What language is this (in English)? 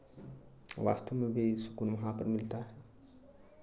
Hindi